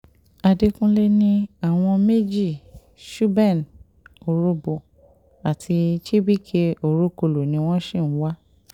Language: Yoruba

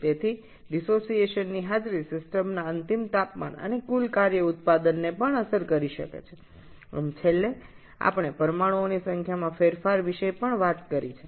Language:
Bangla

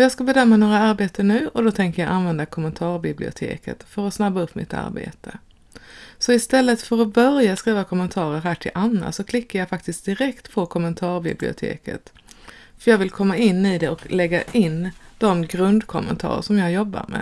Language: Swedish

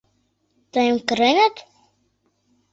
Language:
Mari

